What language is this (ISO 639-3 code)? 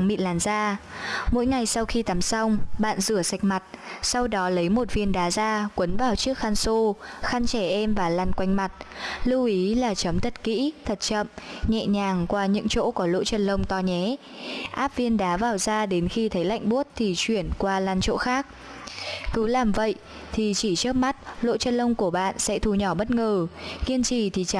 vie